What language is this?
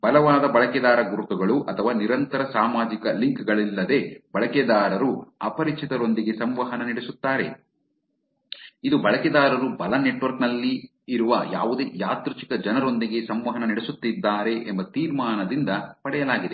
Kannada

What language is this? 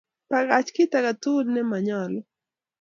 Kalenjin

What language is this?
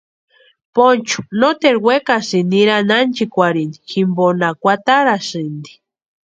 Western Highland Purepecha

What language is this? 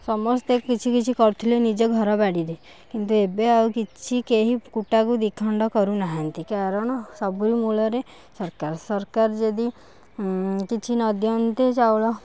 Odia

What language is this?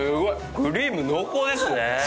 Japanese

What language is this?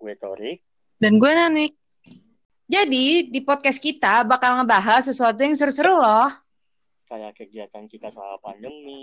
Indonesian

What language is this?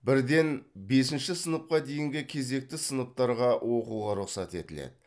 Kazakh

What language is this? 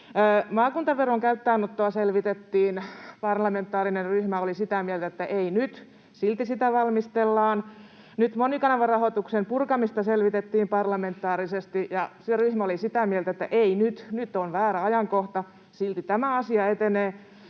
Finnish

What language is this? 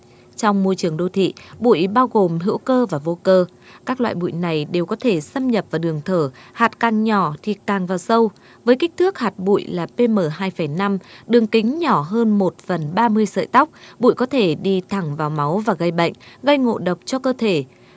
Vietnamese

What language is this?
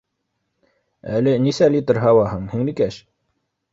Bashkir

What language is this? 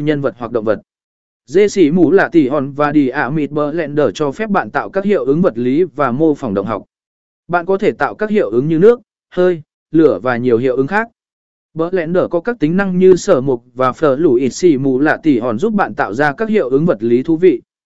Vietnamese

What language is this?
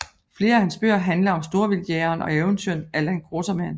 Danish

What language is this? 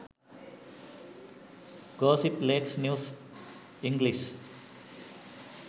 Sinhala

